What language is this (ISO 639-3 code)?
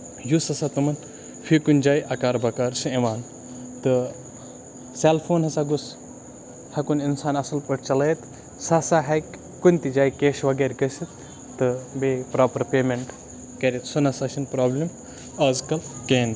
kas